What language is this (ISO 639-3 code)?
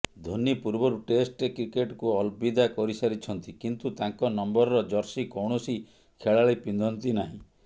ori